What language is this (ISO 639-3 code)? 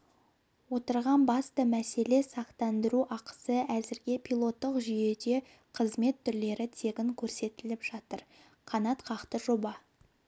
kaz